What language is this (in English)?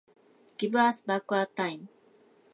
Japanese